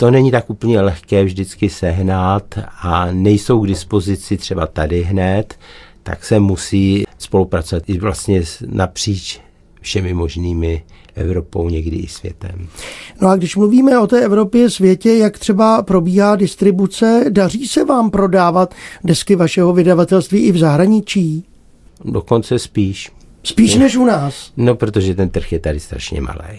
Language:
Czech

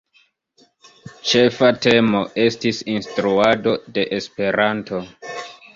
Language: Esperanto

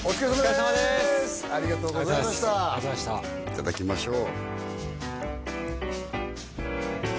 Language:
Japanese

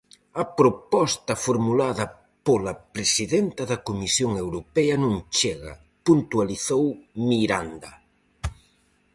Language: Galician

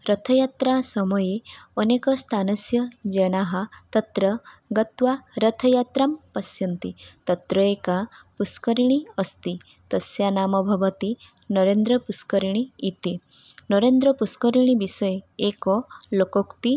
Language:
Sanskrit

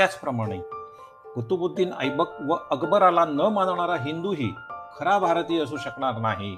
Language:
Marathi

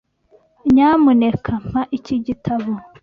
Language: Kinyarwanda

